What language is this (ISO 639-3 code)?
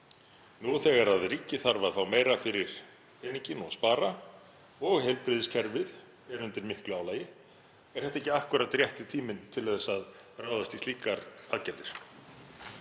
isl